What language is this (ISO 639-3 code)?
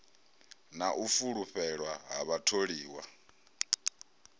ven